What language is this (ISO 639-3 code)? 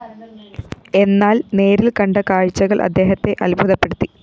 mal